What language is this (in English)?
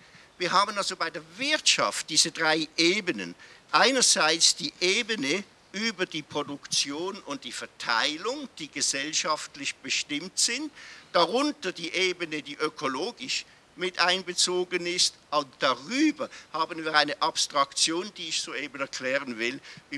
German